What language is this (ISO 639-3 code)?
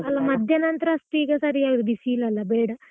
kan